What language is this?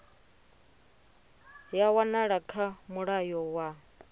Venda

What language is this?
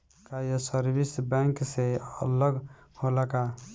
Bhojpuri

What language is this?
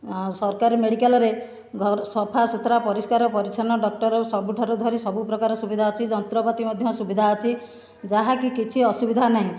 Odia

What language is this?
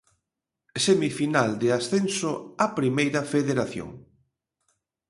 Galician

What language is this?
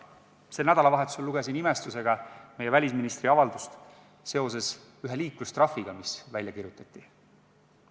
Estonian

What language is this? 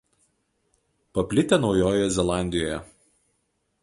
Lithuanian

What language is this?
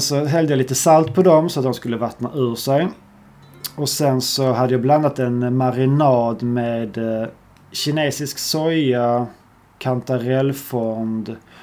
Swedish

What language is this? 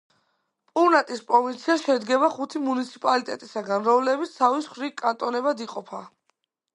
Georgian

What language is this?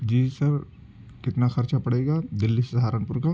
Urdu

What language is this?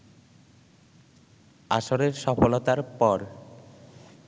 Bangla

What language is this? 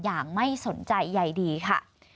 Thai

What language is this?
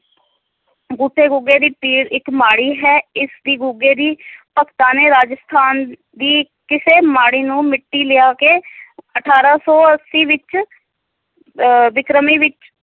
Punjabi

